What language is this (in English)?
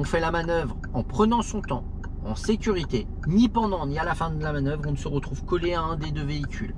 French